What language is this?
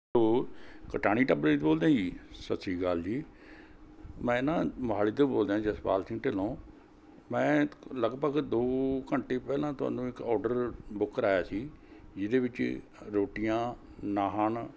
Punjabi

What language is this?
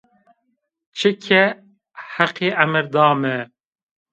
Zaza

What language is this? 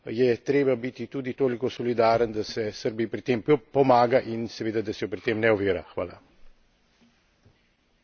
Slovenian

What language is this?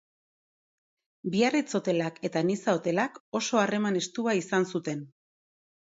Basque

